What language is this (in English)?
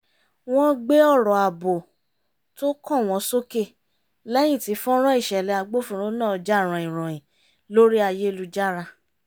Yoruba